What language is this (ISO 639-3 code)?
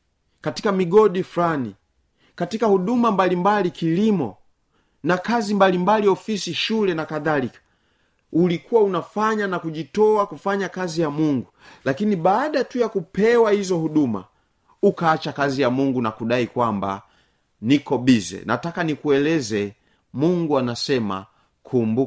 swa